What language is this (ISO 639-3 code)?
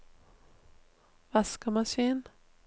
nor